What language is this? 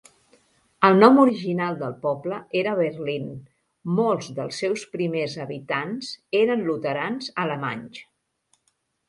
Catalan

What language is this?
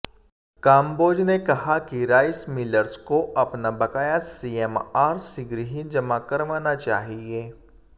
Hindi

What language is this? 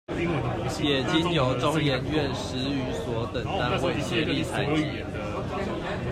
Chinese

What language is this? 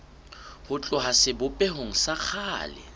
Southern Sotho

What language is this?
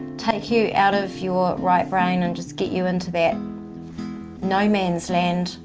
English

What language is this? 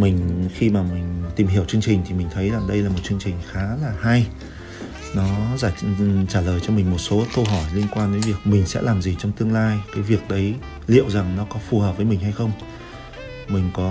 Vietnamese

